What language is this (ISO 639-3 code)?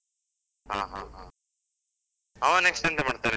kan